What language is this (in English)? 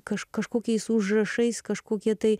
Lithuanian